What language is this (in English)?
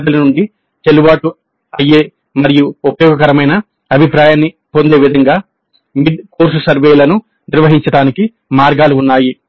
Telugu